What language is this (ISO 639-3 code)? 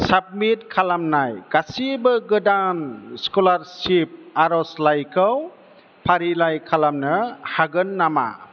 brx